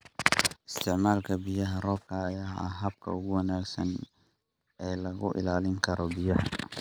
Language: Somali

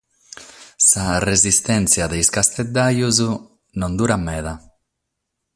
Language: Sardinian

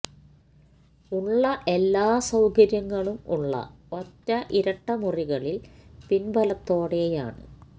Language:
Malayalam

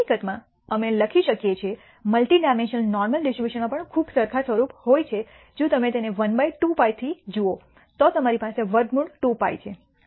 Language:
Gujarati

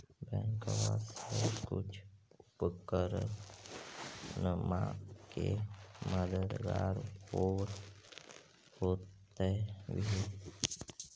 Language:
Magahi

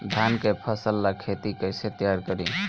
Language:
Bhojpuri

